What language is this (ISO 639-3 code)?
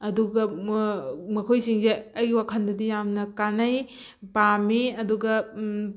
mni